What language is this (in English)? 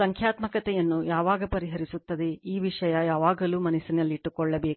Kannada